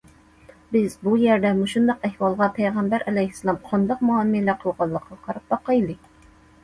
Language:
Uyghur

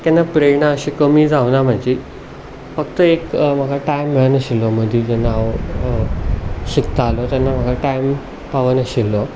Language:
Konkani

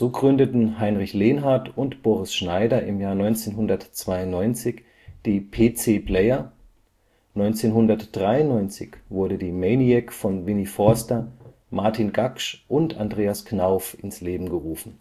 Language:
German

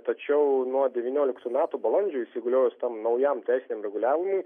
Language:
Lithuanian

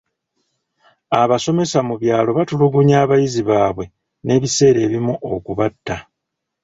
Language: Ganda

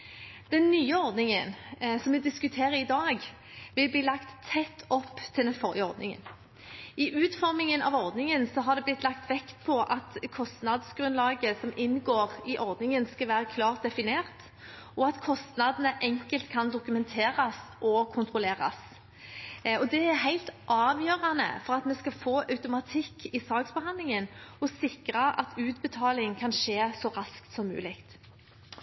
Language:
Norwegian Bokmål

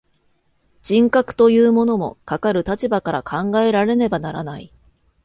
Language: Japanese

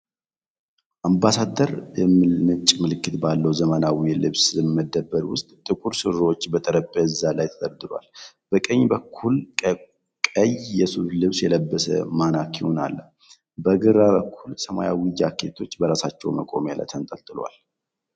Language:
Amharic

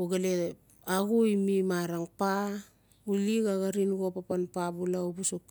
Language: Notsi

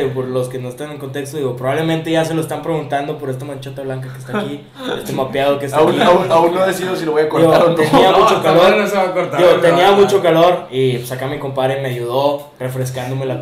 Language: Spanish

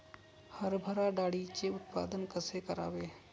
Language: Marathi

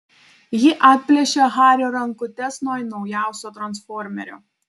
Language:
Lithuanian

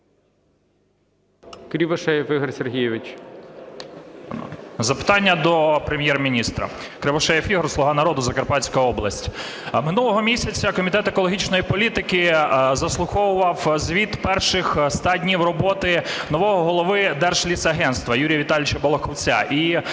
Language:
Ukrainian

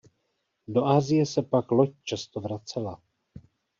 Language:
Czech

